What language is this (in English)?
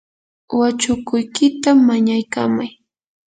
Yanahuanca Pasco Quechua